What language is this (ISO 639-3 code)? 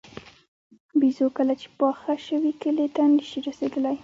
pus